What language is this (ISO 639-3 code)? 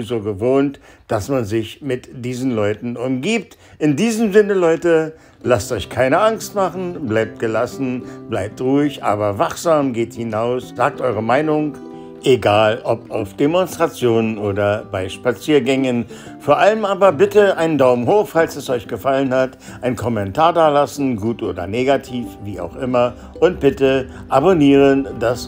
deu